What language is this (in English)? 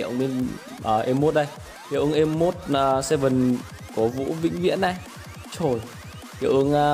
Vietnamese